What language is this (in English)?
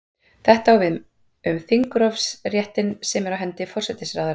Icelandic